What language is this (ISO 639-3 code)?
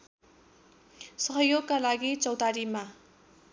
nep